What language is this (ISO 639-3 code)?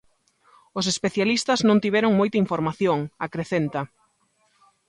glg